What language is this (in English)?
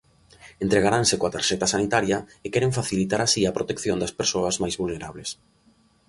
Galician